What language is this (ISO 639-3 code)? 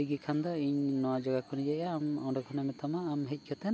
sat